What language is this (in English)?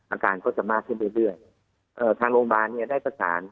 Thai